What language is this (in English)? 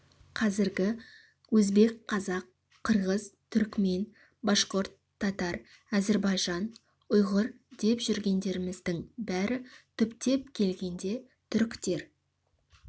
Kazakh